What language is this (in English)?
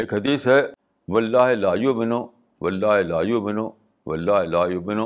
Urdu